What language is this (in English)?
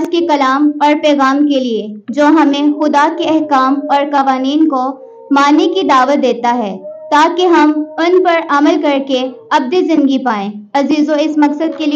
Hindi